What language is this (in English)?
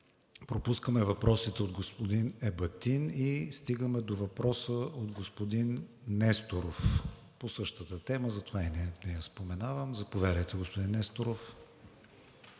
Bulgarian